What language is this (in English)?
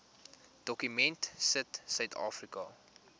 Afrikaans